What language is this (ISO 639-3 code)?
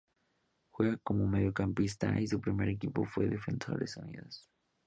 spa